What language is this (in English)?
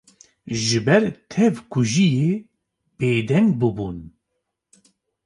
Kurdish